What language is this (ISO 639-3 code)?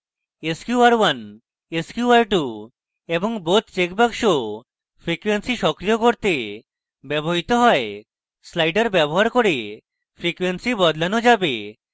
ben